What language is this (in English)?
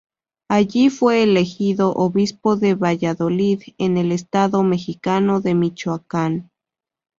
Spanish